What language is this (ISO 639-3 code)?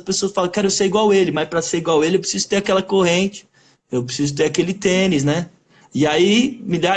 por